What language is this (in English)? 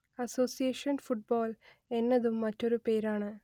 Malayalam